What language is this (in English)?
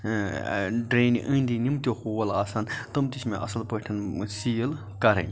Kashmiri